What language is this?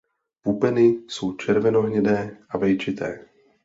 Czech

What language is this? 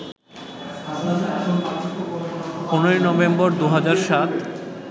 Bangla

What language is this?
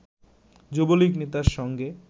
Bangla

